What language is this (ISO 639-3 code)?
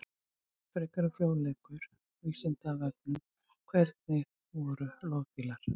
isl